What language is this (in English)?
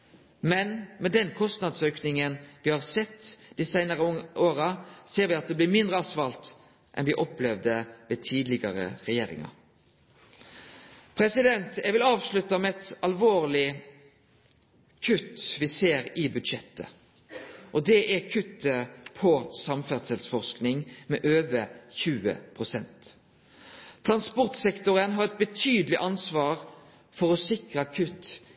Norwegian Nynorsk